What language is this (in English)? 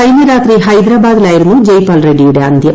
Malayalam